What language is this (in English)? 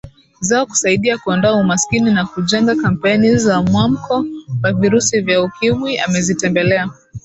Swahili